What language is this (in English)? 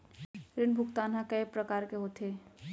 Chhattisgarhi